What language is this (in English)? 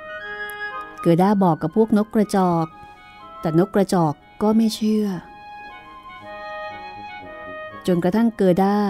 Thai